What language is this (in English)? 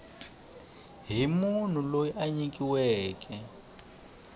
Tsonga